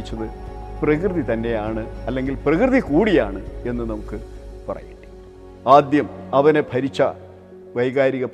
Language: Malayalam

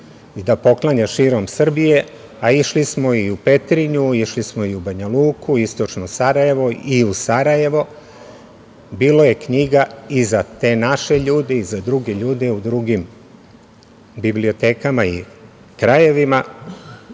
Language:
Serbian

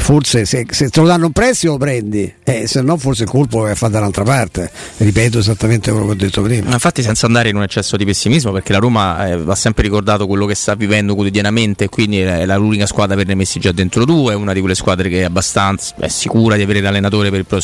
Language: Italian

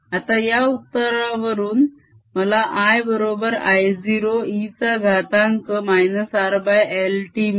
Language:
Marathi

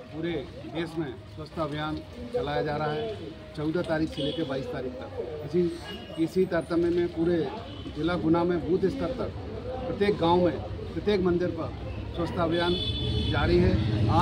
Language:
Hindi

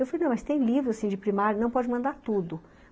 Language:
Portuguese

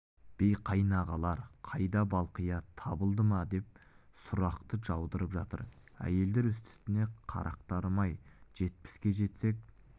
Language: Kazakh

